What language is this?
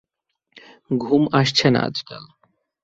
Bangla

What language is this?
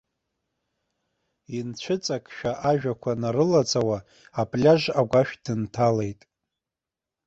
Abkhazian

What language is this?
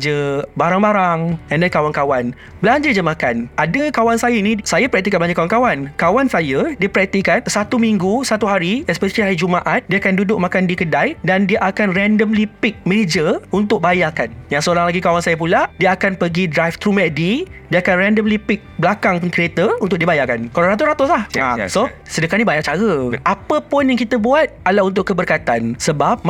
Malay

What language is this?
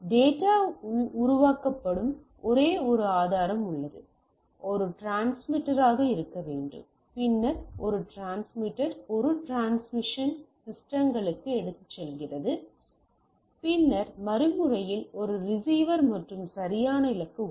Tamil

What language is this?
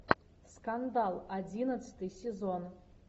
Russian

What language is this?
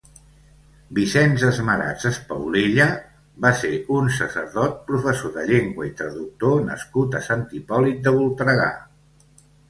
Catalan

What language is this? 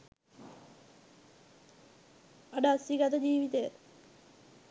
Sinhala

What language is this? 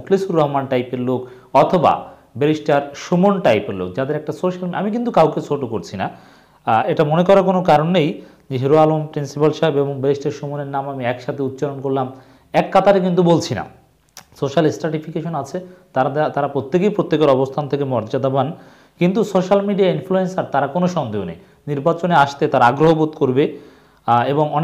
Arabic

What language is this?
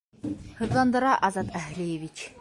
Bashkir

